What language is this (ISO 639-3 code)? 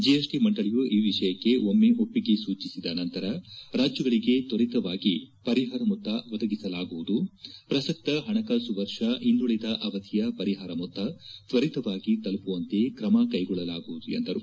kan